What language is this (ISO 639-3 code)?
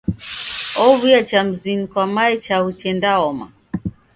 dav